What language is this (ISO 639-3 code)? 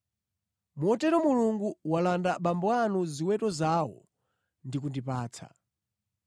nya